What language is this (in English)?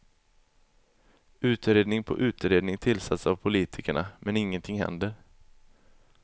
Swedish